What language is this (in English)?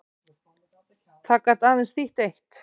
Icelandic